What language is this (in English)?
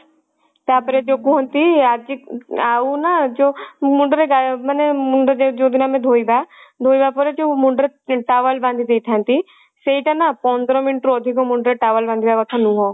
Odia